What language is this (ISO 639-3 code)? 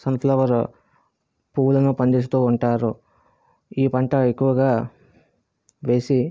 tel